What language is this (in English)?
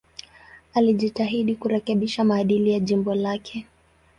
Swahili